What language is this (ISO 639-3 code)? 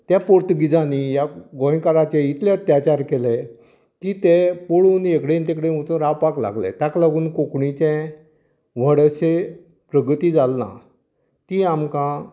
kok